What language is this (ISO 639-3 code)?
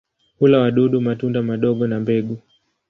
swa